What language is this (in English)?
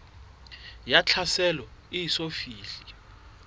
Southern Sotho